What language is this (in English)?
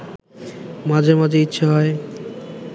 Bangla